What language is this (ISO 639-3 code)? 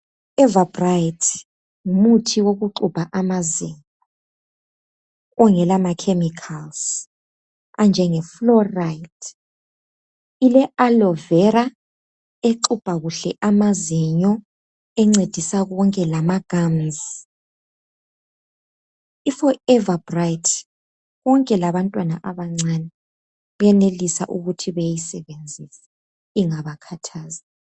nde